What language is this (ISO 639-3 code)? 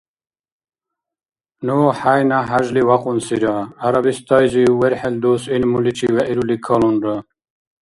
dar